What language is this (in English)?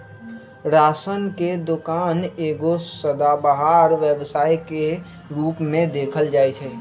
Magahi